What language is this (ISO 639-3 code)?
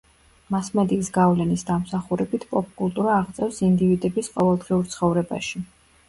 kat